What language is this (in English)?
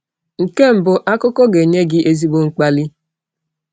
Igbo